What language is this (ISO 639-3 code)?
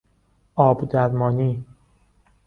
fas